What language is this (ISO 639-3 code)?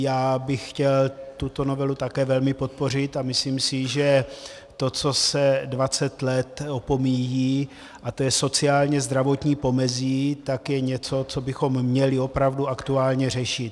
ces